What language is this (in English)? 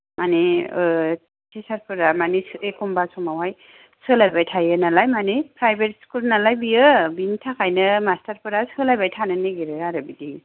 Bodo